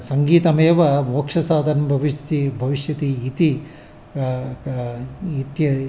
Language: Sanskrit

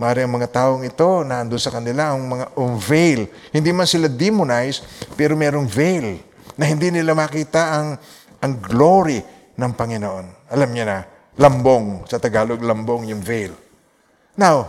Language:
Filipino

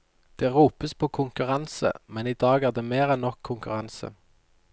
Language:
Norwegian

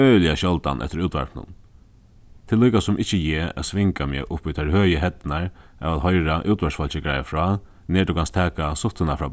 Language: Faroese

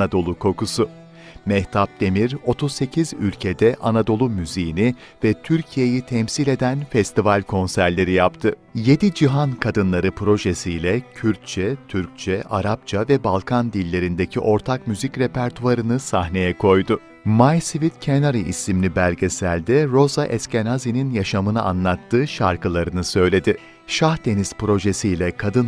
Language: Turkish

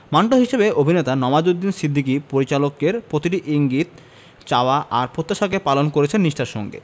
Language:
Bangla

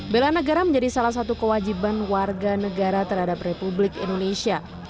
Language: Indonesian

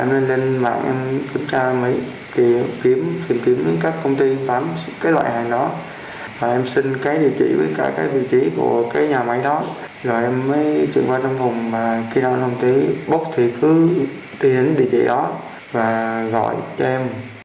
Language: Vietnamese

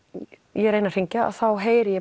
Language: Icelandic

